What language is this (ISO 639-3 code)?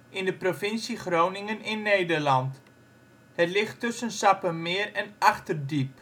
nld